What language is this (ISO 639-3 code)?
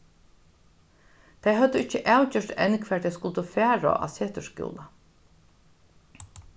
fao